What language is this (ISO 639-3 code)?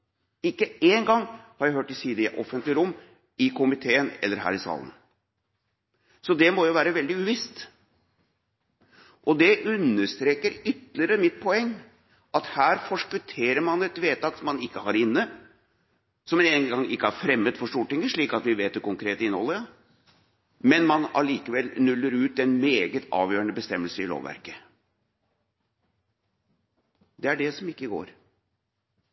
nob